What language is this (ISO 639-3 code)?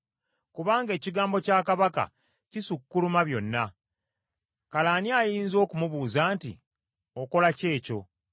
lug